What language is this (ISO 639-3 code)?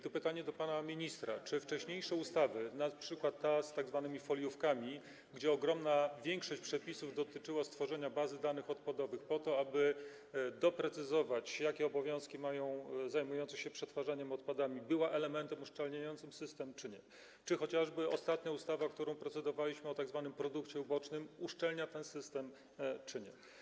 pol